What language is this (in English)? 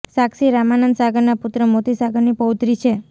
Gujarati